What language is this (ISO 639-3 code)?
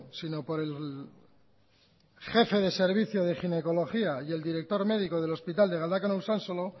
spa